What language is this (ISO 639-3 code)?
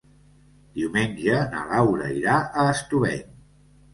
cat